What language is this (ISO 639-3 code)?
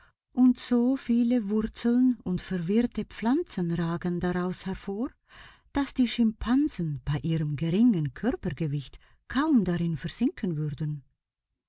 deu